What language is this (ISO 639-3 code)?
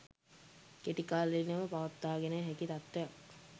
sin